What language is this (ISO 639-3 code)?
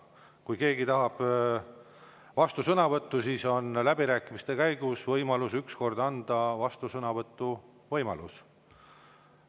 est